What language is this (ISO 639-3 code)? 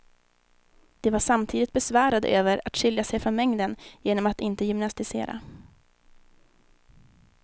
swe